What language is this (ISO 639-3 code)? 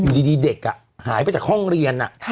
tha